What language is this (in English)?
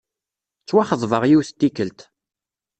Kabyle